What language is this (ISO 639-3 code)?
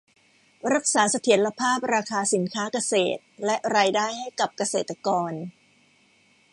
tha